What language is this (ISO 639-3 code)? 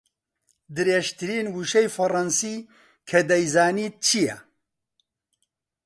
ckb